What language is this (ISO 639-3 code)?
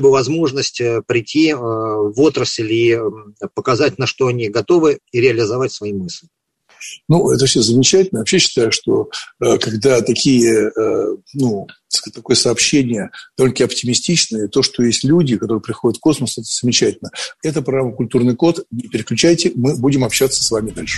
rus